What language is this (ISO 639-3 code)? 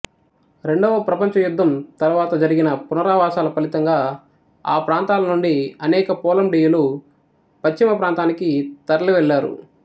tel